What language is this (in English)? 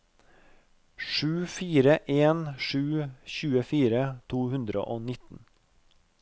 Norwegian